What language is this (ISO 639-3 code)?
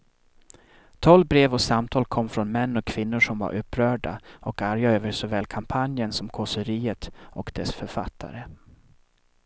swe